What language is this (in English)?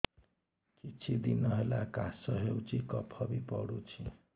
Odia